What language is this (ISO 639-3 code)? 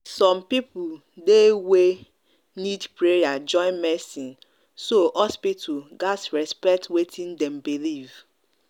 pcm